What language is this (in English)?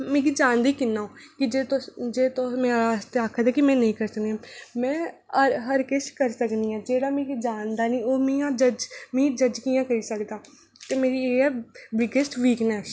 Dogri